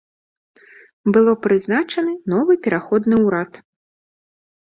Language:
Belarusian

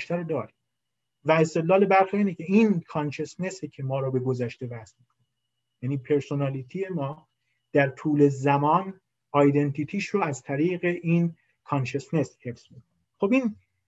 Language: Persian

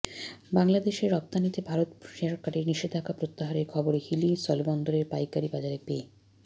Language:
Bangla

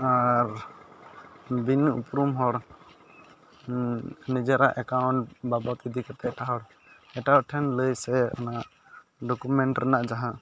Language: Santali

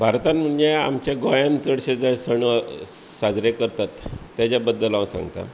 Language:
Konkani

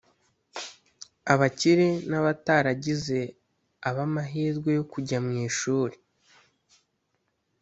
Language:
Kinyarwanda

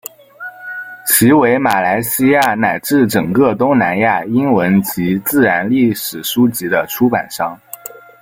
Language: Chinese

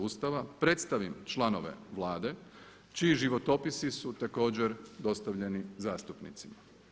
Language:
Croatian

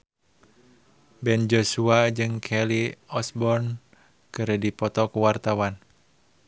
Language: Sundanese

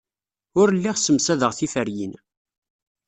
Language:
Kabyle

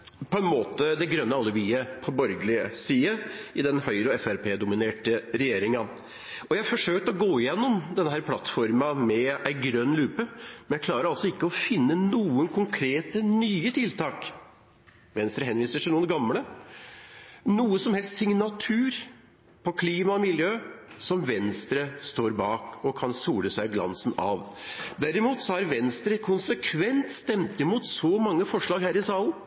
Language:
Norwegian Bokmål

